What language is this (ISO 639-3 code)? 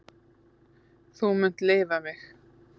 isl